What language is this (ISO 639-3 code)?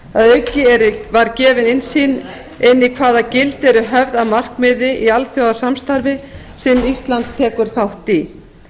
isl